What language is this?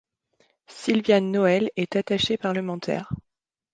French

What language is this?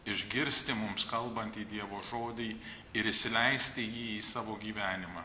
Lithuanian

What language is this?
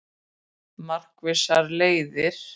Icelandic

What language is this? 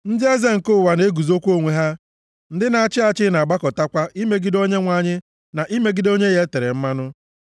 Igbo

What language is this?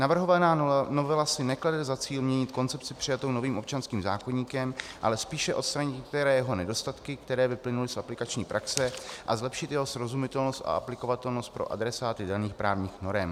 Czech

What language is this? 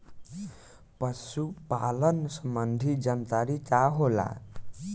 Bhojpuri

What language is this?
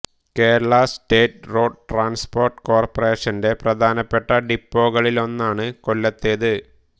Malayalam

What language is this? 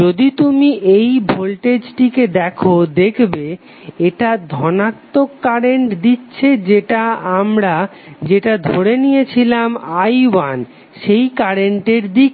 Bangla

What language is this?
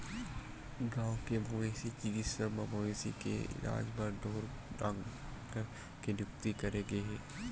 Chhattisgarhi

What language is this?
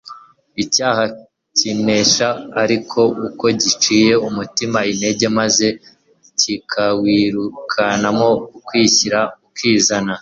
Kinyarwanda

